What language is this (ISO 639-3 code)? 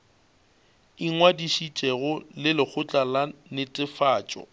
nso